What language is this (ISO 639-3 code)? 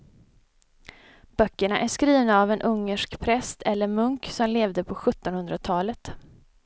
swe